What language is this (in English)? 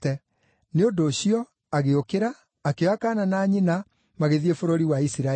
Kikuyu